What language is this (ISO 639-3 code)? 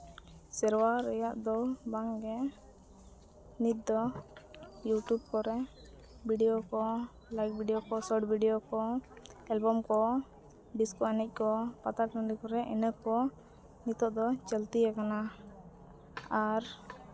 sat